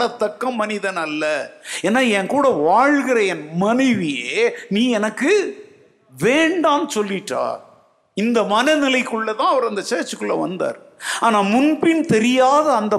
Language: Tamil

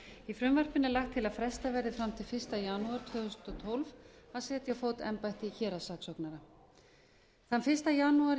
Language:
Icelandic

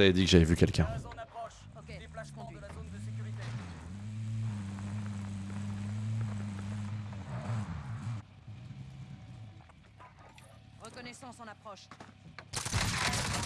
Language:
French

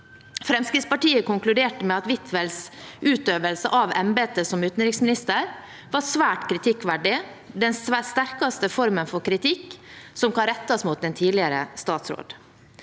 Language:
Norwegian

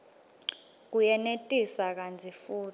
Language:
Swati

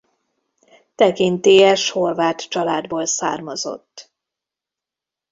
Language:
Hungarian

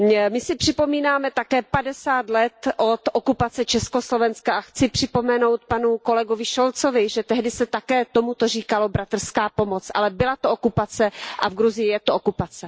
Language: Czech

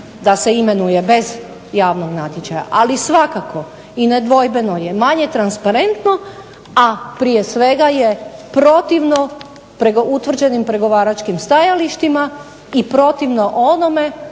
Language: Croatian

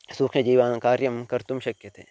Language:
Sanskrit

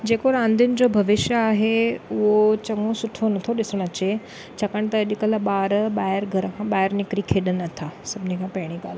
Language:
Sindhi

